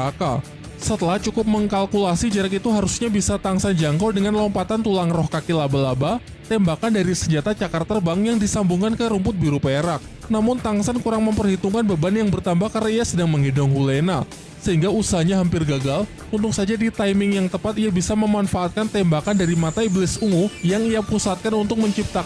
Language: Indonesian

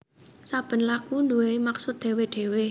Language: Javanese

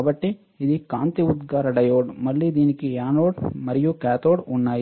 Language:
Telugu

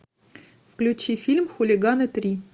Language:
Russian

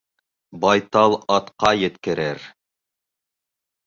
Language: Bashkir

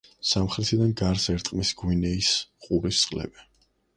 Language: Georgian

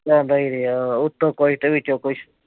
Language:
Punjabi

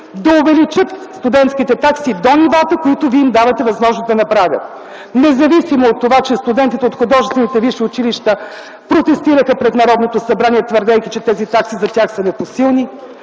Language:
Bulgarian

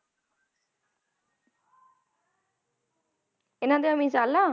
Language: Punjabi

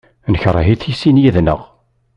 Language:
Kabyle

